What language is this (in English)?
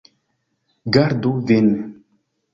Esperanto